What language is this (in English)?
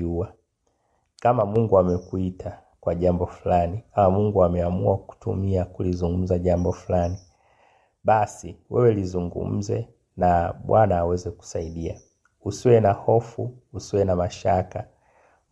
Swahili